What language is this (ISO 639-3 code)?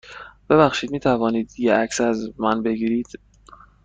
fas